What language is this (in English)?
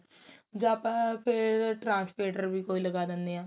Punjabi